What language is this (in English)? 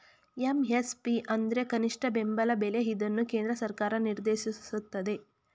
Kannada